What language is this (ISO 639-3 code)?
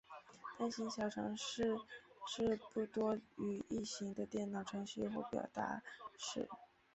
zho